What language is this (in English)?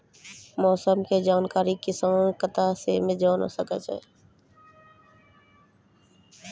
Maithili